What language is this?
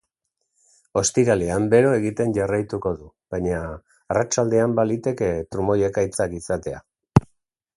Basque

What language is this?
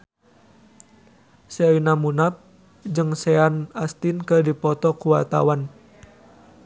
Sundanese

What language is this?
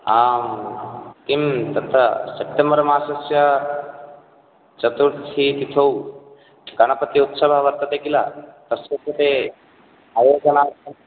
Sanskrit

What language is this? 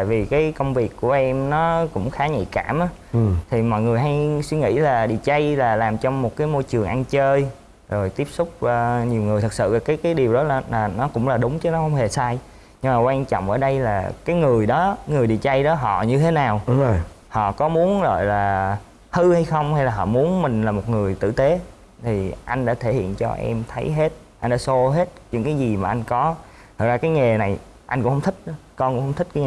Vietnamese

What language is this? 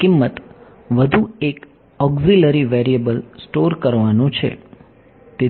Gujarati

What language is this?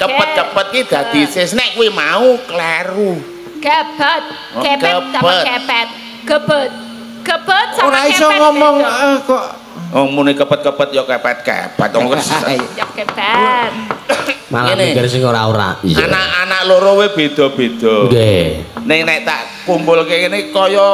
Indonesian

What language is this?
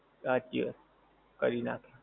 Gujarati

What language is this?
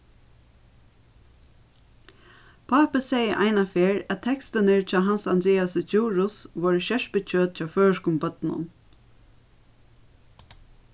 Faroese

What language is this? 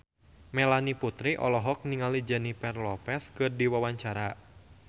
Sundanese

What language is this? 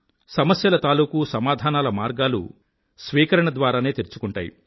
Telugu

